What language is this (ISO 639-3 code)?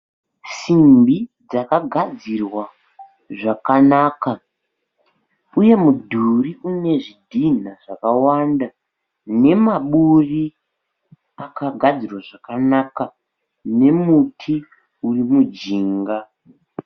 sna